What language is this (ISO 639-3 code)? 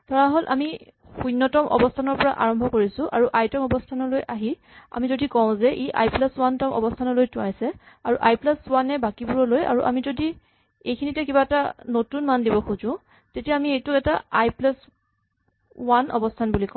asm